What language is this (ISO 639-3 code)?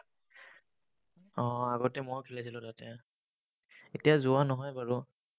asm